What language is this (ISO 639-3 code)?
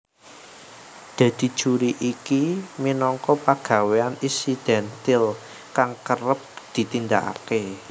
jav